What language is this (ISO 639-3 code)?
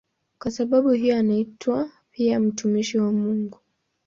swa